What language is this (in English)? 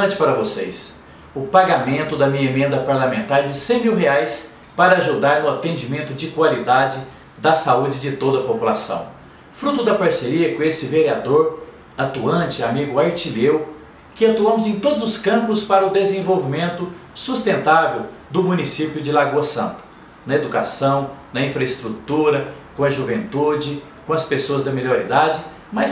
Portuguese